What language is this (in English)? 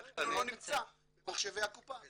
Hebrew